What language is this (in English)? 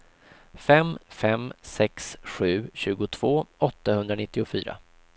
Swedish